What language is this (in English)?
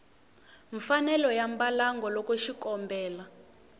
Tsonga